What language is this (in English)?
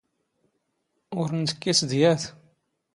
Standard Moroccan Tamazight